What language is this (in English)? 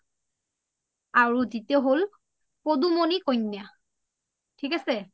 Assamese